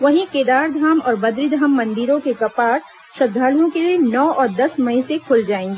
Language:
Hindi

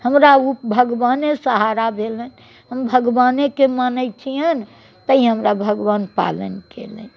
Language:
Maithili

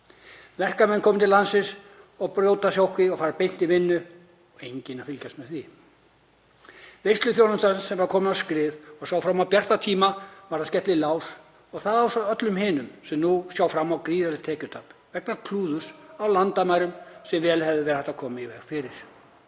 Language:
Icelandic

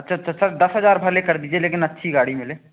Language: Hindi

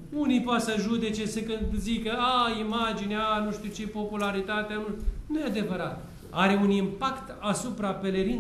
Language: Romanian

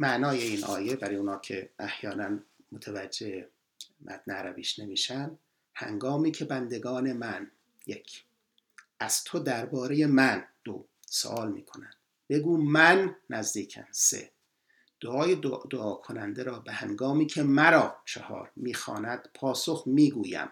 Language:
Persian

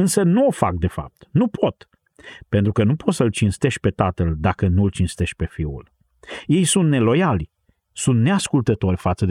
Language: Romanian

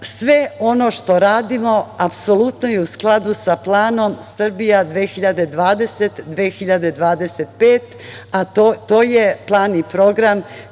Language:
Serbian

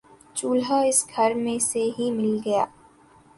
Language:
Urdu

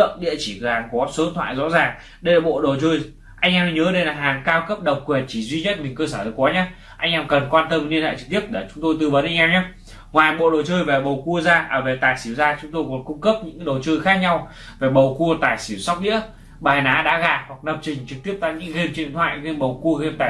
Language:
Vietnamese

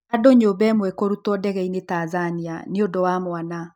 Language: Kikuyu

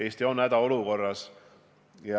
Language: Estonian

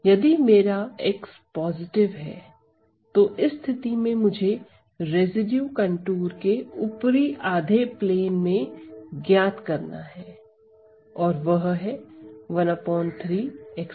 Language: Hindi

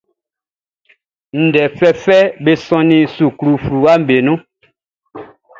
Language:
Baoulé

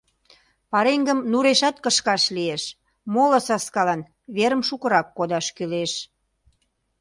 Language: Mari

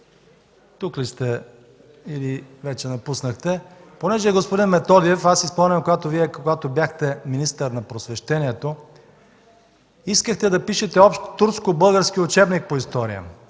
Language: Bulgarian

